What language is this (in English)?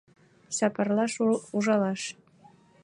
Mari